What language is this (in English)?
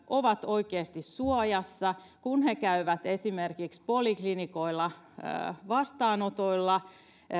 Finnish